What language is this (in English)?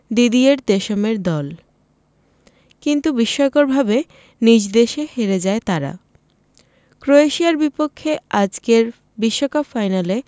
Bangla